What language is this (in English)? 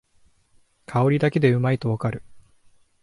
Japanese